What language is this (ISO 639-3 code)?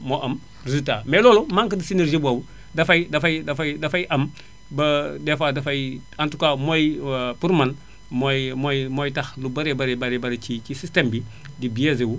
wol